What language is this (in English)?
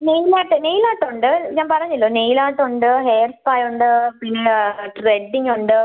Malayalam